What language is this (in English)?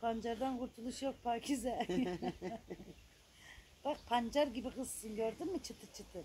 Turkish